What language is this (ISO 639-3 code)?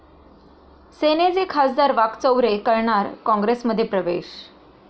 mar